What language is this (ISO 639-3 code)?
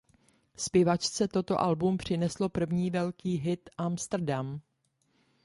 ces